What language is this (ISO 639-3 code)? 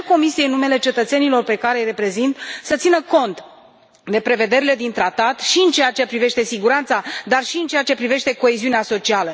ron